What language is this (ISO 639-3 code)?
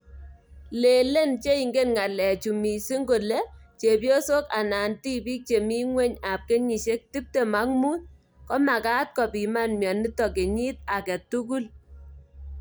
kln